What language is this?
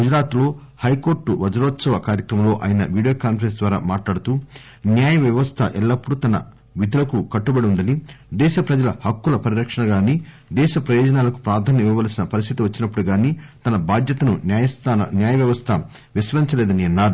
Telugu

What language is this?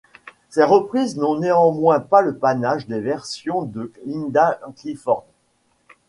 French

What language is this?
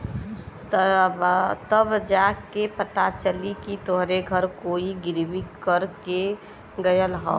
Bhojpuri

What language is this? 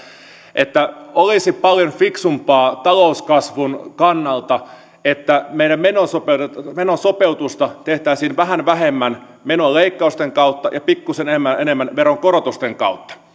Finnish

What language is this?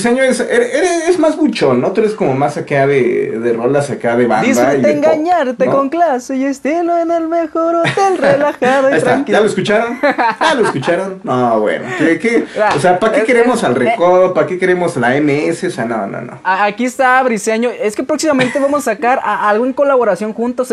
Spanish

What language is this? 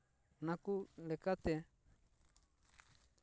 Santali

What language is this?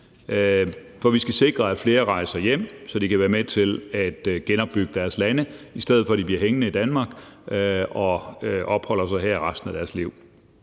Danish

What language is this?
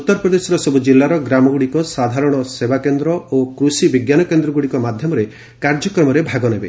Odia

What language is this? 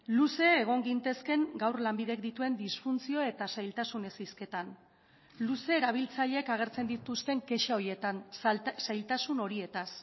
Basque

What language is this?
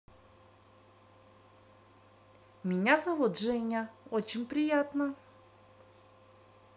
Russian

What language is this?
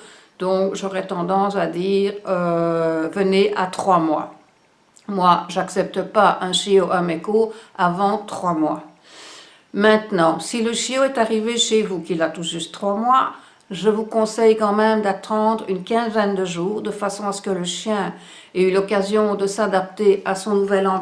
French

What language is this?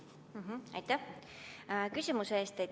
Estonian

